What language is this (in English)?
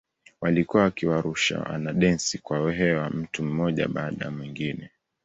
Swahili